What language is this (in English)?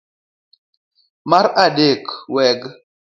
Luo (Kenya and Tanzania)